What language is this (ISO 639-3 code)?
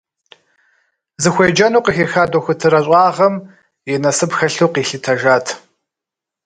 kbd